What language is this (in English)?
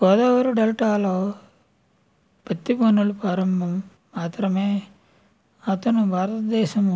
Telugu